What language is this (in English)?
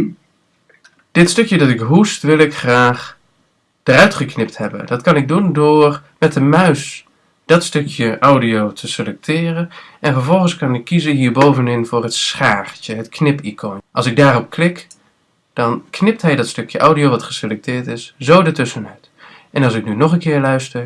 Dutch